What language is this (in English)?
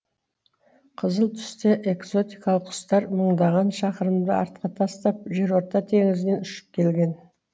Kazakh